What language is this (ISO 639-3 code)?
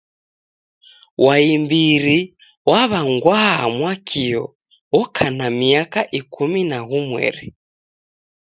dav